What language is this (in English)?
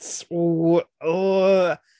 English